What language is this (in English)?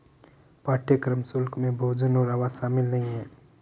Hindi